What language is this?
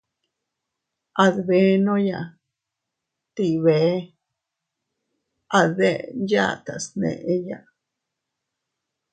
Teutila Cuicatec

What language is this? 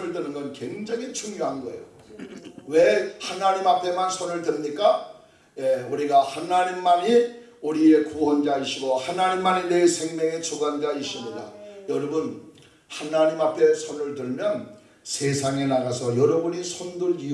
Korean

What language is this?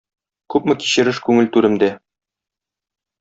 Tatar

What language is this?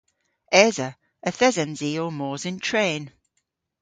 Cornish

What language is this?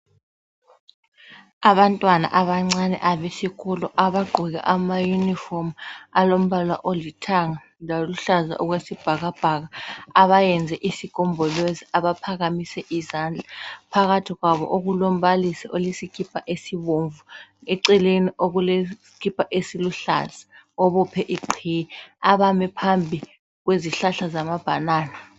North Ndebele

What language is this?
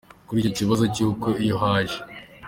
Kinyarwanda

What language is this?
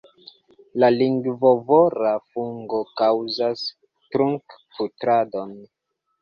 Esperanto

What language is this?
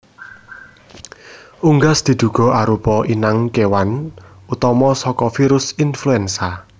Javanese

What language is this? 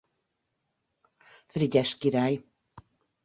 Hungarian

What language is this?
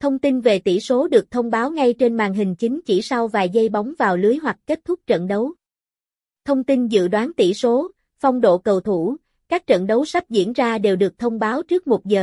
Vietnamese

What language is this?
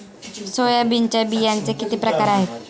Marathi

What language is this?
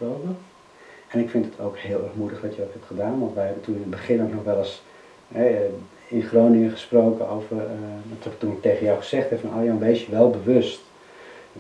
Dutch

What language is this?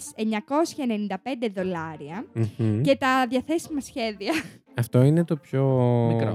Greek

